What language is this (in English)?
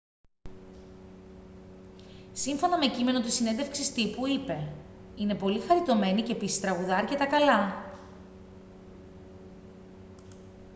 Greek